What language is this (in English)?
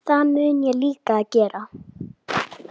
Icelandic